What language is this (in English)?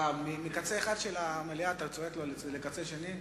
Hebrew